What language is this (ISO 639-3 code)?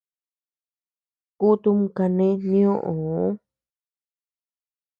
cux